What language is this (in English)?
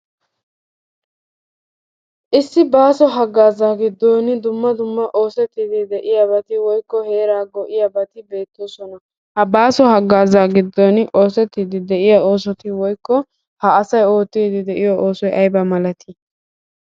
Wolaytta